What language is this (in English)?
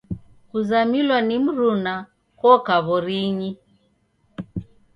Taita